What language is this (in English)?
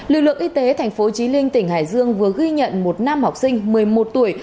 Vietnamese